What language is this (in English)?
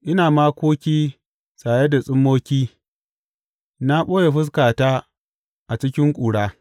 Hausa